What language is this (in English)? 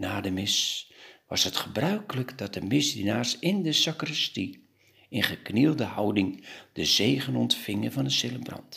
Dutch